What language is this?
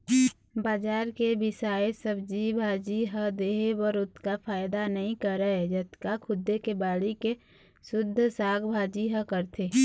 Chhattisgarhi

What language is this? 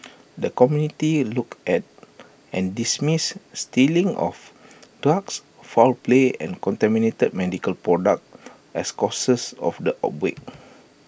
English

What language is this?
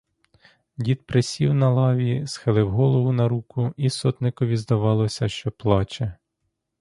Ukrainian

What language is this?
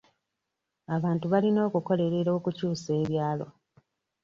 Ganda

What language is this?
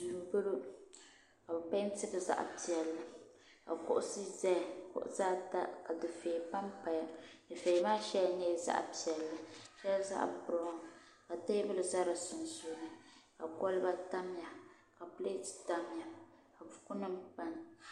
Dagbani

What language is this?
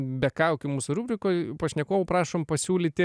Lithuanian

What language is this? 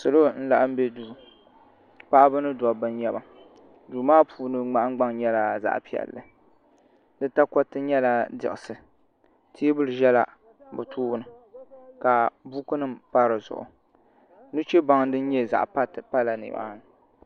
Dagbani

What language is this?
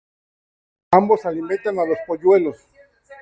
Spanish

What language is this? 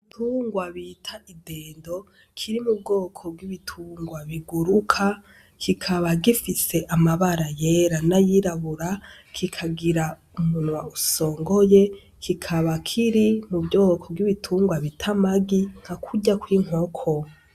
Rundi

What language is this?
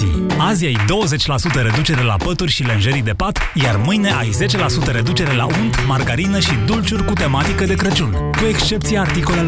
Romanian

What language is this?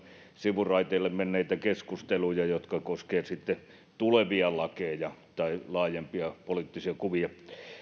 Finnish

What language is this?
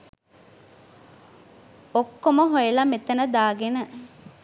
Sinhala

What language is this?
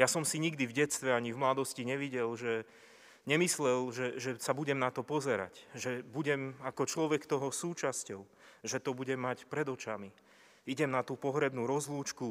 Slovak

